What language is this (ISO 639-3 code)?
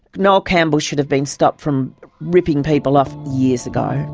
eng